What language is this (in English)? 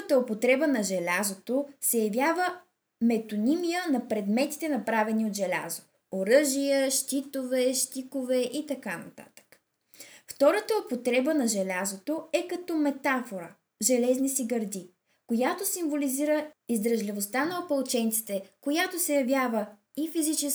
Bulgarian